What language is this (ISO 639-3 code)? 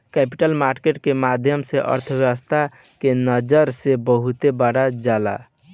bho